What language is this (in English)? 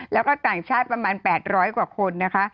Thai